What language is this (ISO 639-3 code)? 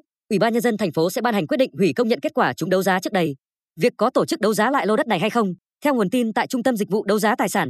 vie